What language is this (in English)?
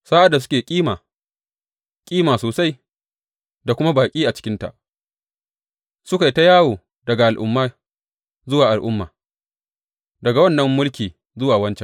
Hausa